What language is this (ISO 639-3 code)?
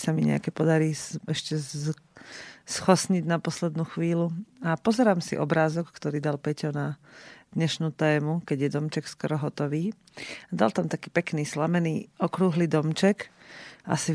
slk